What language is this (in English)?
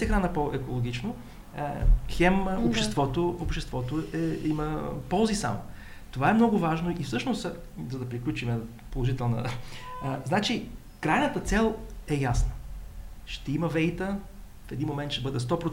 Bulgarian